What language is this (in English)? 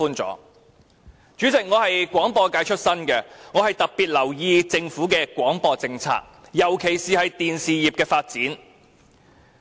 Cantonese